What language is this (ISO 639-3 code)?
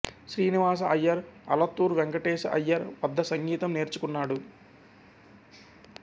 tel